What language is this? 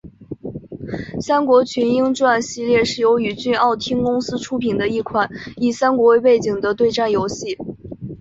Chinese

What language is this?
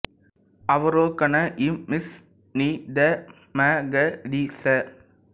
Tamil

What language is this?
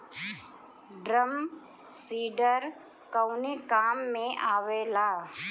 Bhojpuri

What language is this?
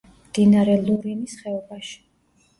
Georgian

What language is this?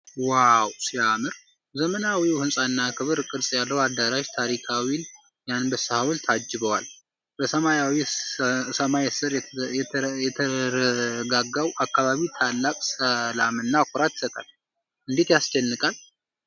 Amharic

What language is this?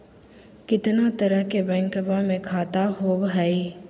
Magahi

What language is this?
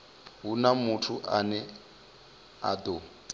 Venda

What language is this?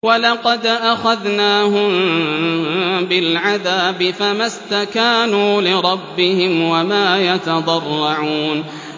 Arabic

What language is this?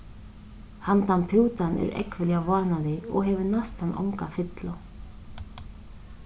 Faroese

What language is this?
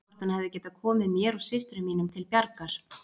Icelandic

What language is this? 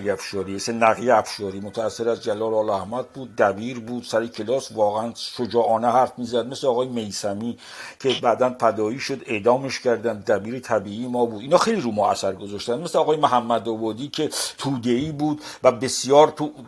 Persian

